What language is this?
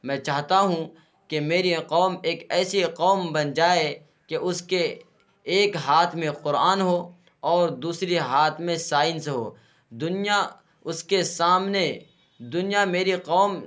Urdu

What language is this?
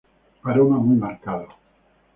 Spanish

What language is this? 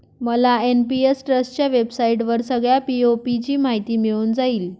Marathi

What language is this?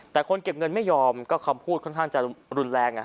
Thai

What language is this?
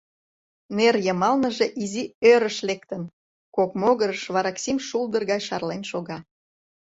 Mari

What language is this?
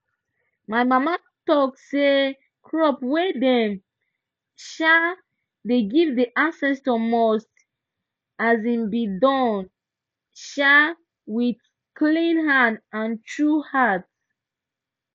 Nigerian Pidgin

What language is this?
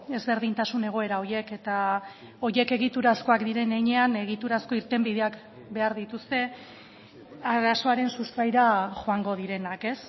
Basque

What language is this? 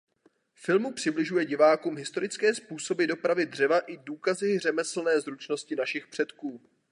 Czech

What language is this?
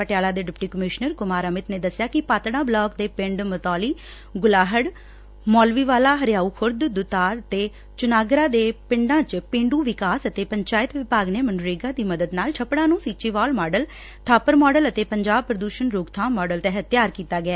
Punjabi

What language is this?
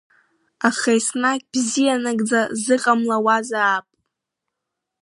Abkhazian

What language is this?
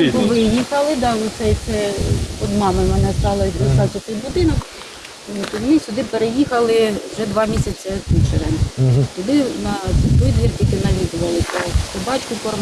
Ukrainian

